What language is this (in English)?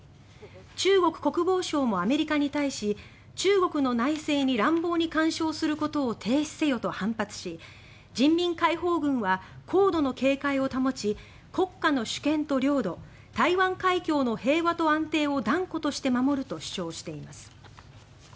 Japanese